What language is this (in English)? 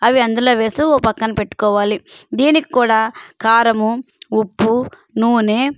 Telugu